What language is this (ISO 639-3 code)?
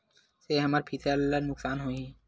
hne